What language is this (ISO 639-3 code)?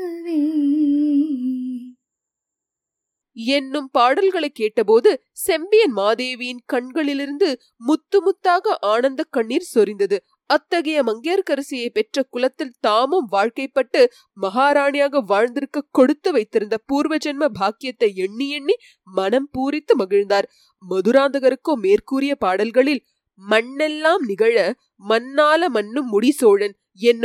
tam